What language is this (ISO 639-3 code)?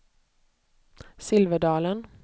swe